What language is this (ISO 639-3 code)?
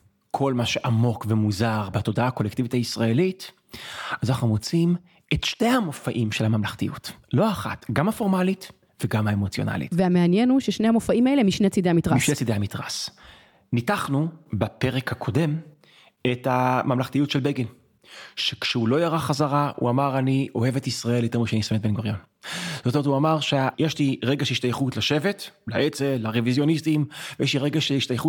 heb